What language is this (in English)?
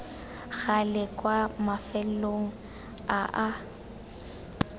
Tswana